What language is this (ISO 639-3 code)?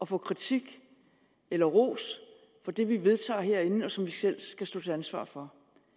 dan